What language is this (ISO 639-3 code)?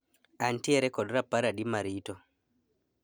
luo